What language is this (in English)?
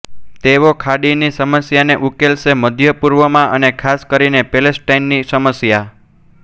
Gujarati